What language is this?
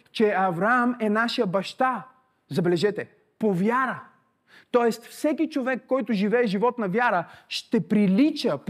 Bulgarian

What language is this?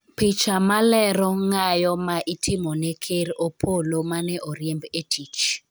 Luo (Kenya and Tanzania)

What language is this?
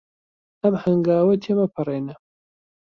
Central Kurdish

